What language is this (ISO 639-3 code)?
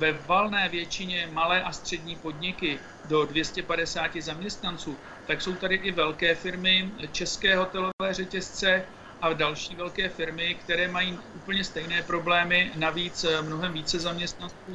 ces